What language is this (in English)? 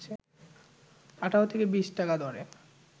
Bangla